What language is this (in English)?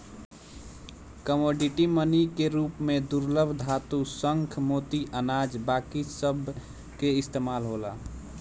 Bhojpuri